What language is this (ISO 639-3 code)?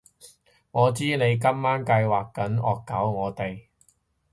yue